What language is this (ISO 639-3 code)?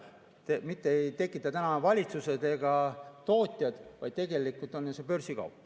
est